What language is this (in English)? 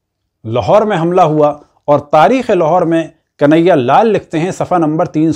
Hindi